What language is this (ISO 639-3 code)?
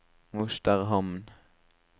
nor